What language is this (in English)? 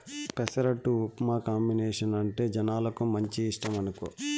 Telugu